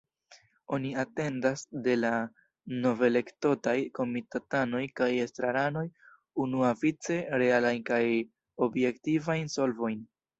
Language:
Esperanto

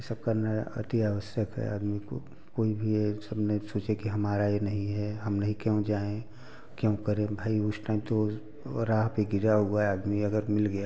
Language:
Hindi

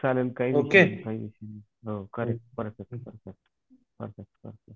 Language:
Marathi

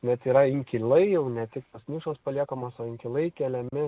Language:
Lithuanian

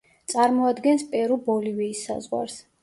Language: Georgian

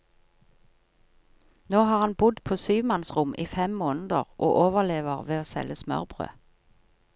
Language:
Norwegian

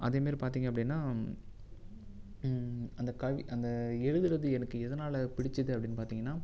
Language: Tamil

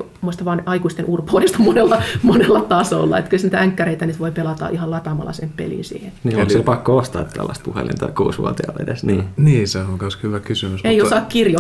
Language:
Finnish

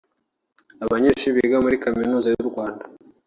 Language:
Kinyarwanda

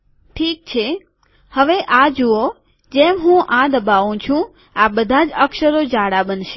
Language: Gujarati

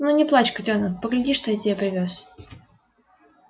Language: Russian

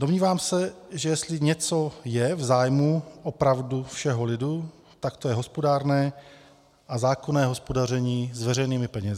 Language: Czech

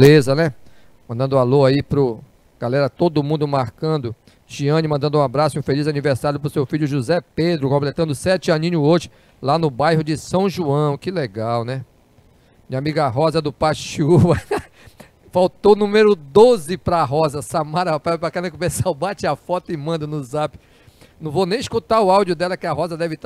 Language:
Portuguese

